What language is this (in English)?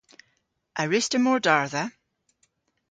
Cornish